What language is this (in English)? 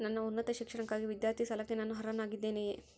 Kannada